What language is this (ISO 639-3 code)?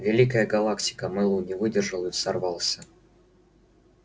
rus